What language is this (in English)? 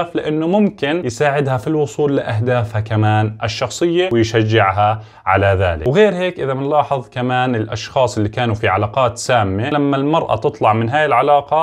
Arabic